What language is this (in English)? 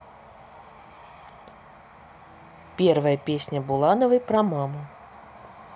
Russian